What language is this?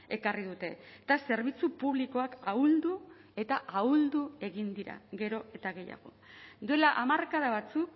Basque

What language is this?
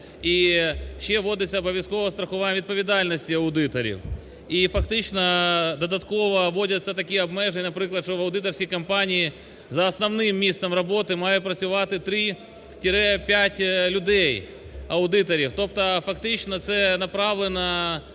Ukrainian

